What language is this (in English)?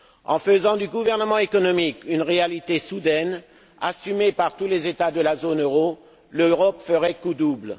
French